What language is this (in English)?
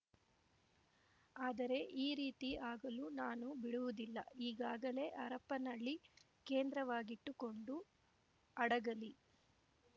Kannada